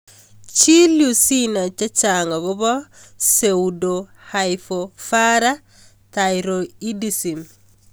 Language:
Kalenjin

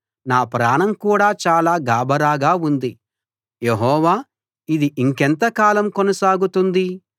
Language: Telugu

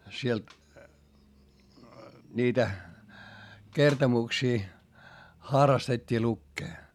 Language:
Finnish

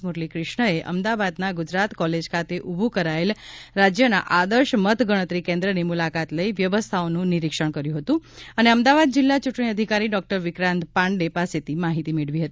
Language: Gujarati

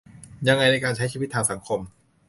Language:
Thai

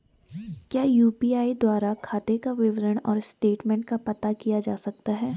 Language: Hindi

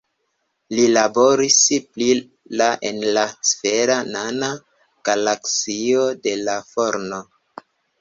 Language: Esperanto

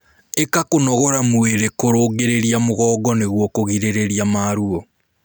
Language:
Kikuyu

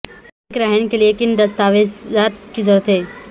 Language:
Urdu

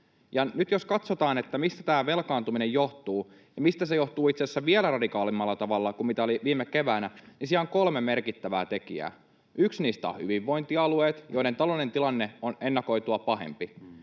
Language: Finnish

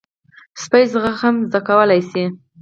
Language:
Pashto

